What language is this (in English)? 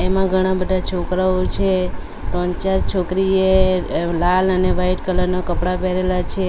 Gujarati